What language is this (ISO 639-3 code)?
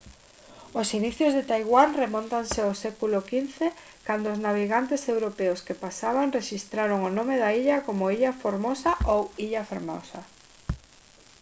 glg